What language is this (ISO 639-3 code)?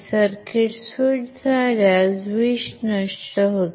mar